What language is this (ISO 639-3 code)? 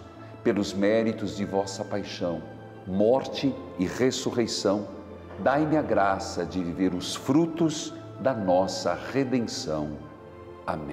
por